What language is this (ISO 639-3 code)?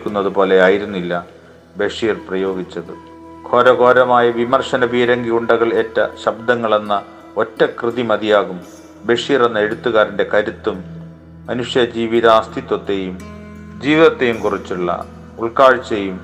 mal